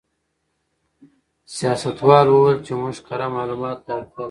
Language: Pashto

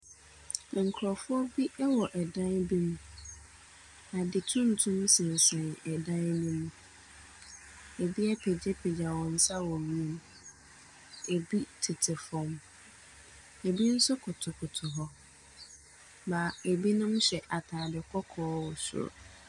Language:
Akan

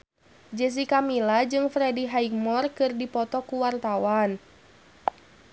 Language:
Sundanese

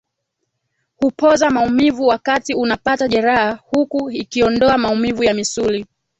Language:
Swahili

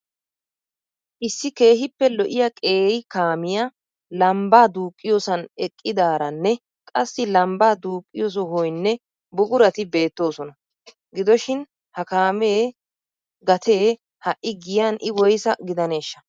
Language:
Wolaytta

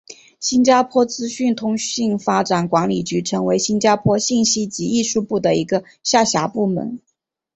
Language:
Chinese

